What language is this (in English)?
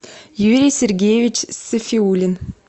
Russian